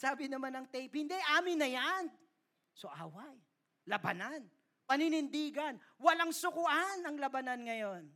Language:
Filipino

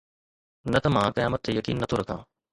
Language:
Sindhi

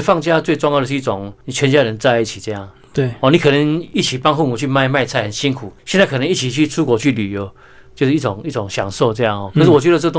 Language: Chinese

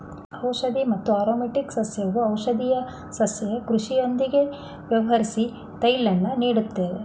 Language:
Kannada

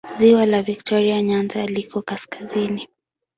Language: Swahili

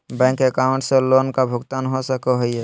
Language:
Magahi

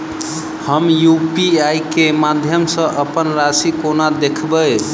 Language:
Maithili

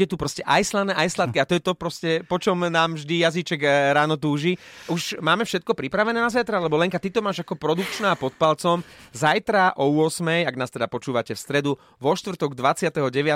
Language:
Slovak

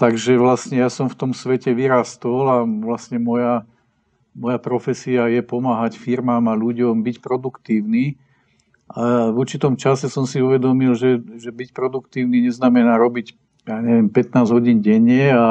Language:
Czech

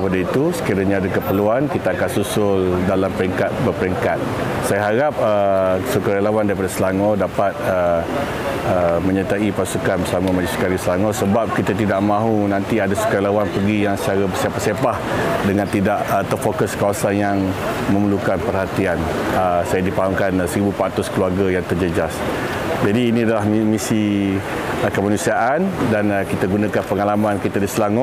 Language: Malay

